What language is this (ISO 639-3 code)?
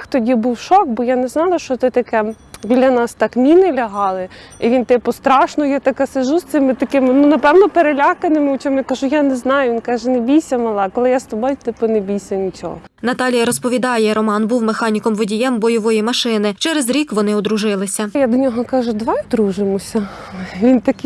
ukr